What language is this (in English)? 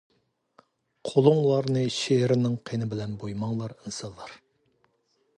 Uyghur